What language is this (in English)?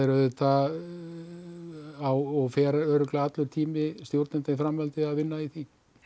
Icelandic